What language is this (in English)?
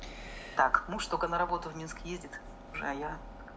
Russian